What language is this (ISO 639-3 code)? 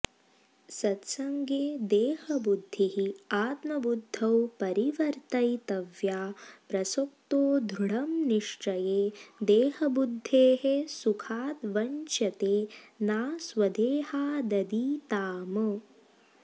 san